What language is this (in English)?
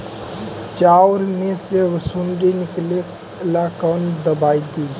Magahi